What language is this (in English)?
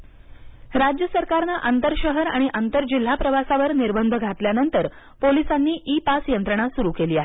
Marathi